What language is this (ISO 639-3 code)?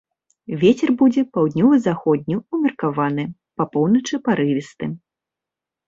bel